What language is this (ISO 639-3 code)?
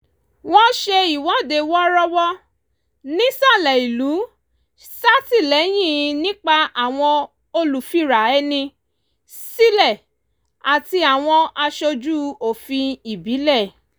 yor